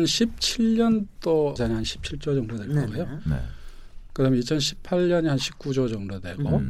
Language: Korean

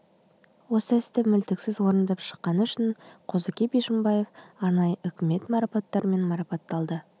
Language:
Kazakh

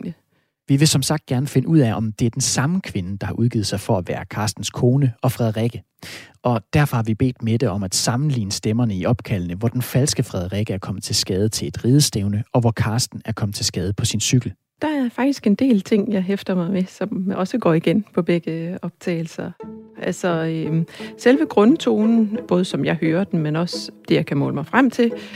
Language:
Danish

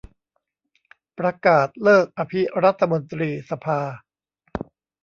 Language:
Thai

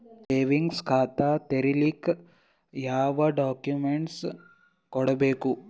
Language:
Kannada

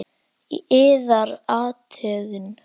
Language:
Icelandic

